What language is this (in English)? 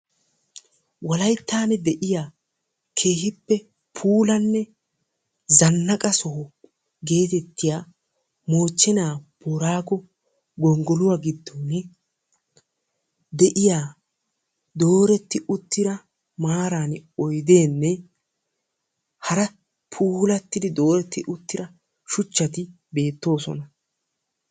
Wolaytta